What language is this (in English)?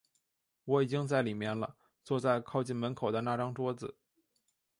Chinese